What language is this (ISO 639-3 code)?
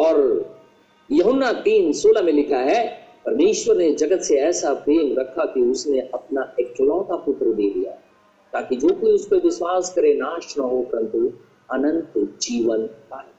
hin